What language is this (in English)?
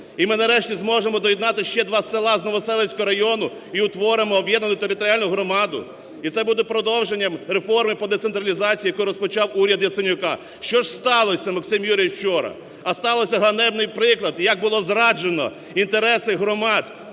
Ukrainian